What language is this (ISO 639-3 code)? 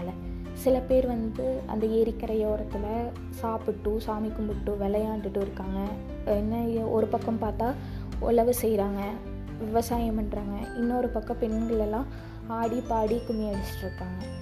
tam